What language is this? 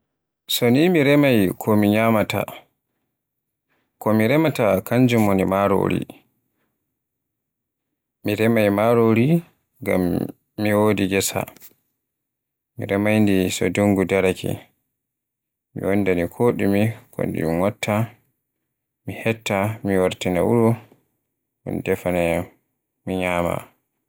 Borgu Fulfulde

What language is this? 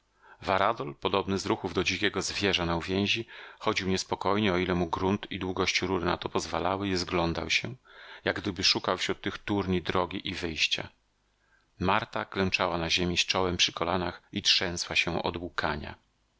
Polish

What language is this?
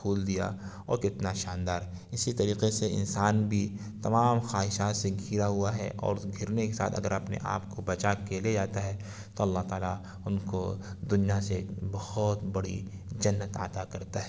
Urdu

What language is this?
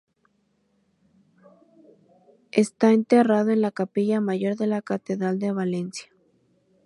Spanish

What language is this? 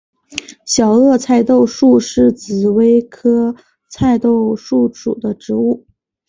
Chinese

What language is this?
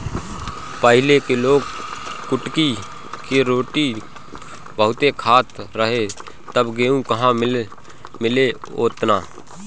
Bhojpuri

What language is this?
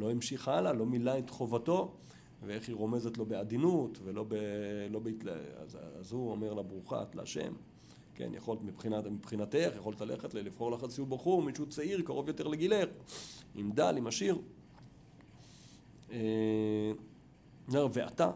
Hebrew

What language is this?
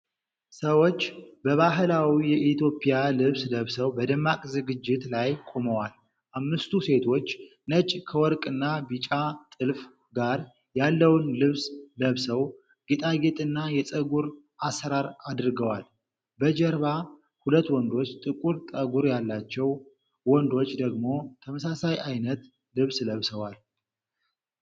Amharic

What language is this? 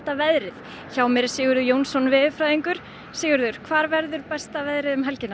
Icelandic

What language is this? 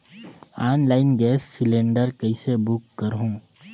Chhattisgarhi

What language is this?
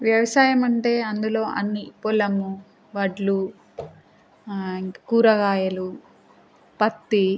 Telugu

